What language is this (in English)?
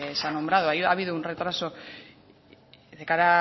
Spanish